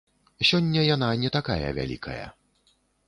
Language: Belarusian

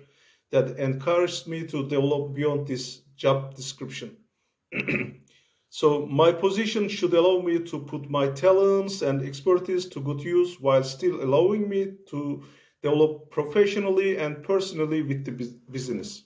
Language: English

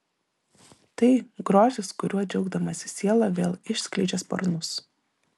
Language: Lithuanian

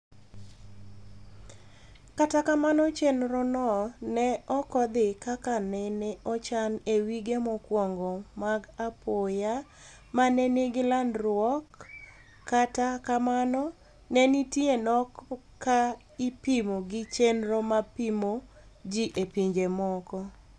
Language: Luo (Kenya and Tanzania)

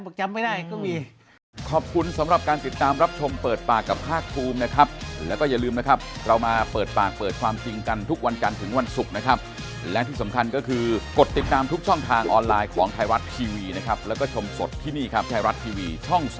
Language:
Thai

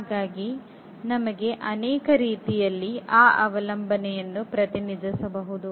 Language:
Kannada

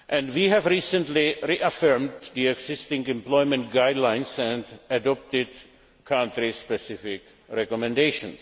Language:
English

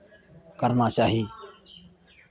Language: Maithili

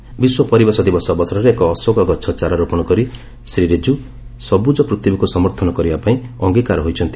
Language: Odia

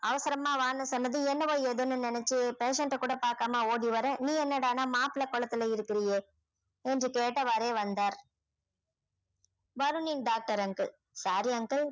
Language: Tamil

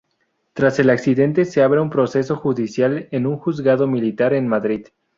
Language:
Spanish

